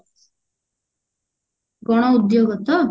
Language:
Odia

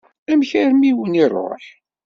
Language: Kabyle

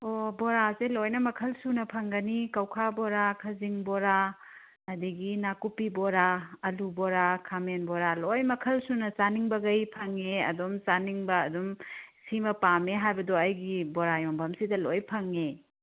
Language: Manipuri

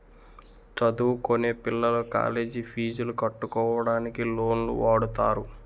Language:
Telugu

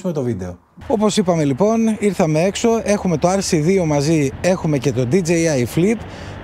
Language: Greek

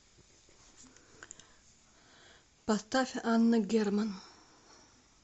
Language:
Russian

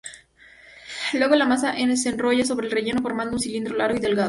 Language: Spanish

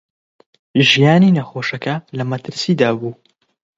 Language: Central Kurdish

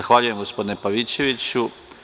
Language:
Serbian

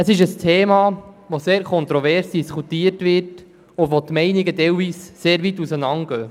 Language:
Swiss German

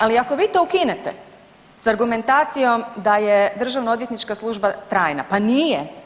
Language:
Croatian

